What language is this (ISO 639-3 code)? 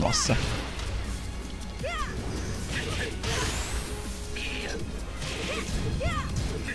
por